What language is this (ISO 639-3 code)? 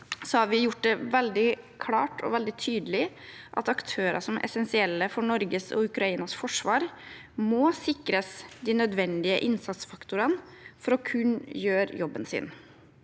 nor